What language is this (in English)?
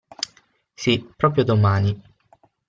Italian